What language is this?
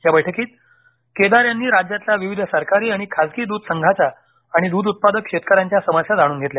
Marathi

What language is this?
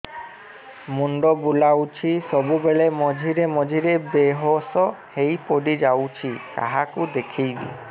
Odia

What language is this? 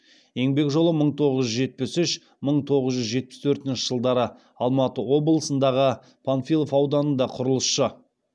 Kazakh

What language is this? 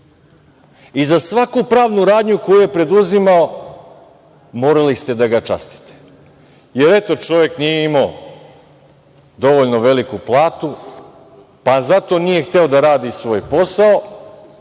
Serbian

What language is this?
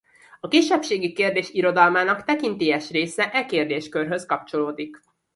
Hungarian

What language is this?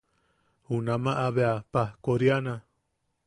Yaqui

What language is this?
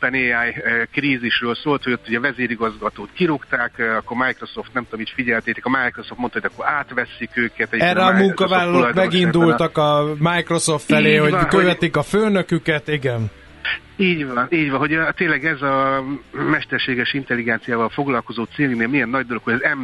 Hungarian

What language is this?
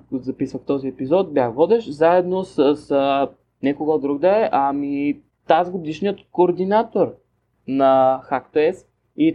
Bulgarian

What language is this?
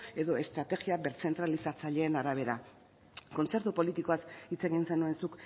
Basque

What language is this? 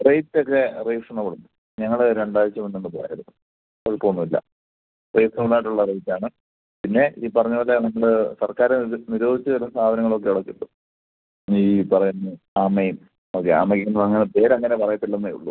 Malayalam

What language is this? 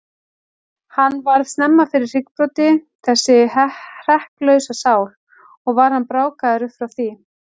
Icelandic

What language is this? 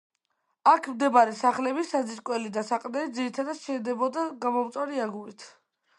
Georgian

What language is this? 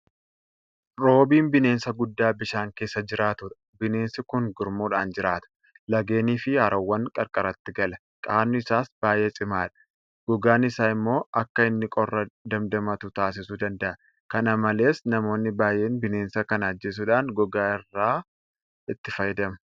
Oromo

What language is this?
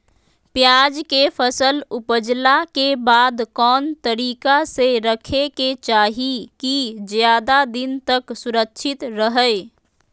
Magahi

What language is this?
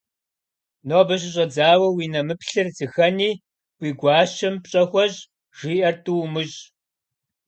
Kabardian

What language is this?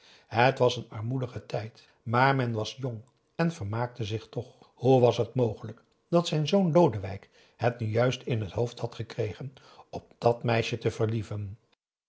Dutch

